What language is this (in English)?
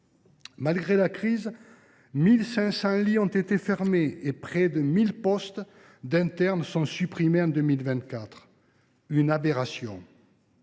French